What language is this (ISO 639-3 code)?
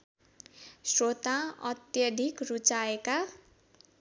nep